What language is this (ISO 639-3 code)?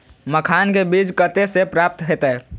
mai